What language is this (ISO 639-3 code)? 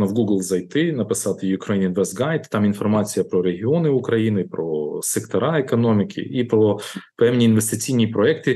ukr